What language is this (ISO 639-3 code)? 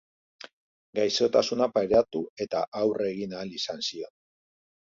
eus